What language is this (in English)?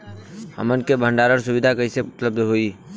Bhojpuri